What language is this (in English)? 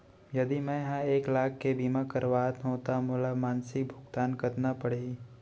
Chhattisgarhi